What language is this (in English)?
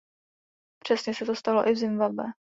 Czech